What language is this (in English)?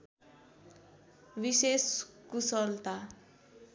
Nepali